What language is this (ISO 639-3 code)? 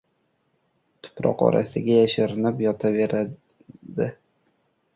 uzb